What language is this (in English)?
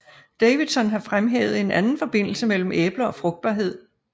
Danish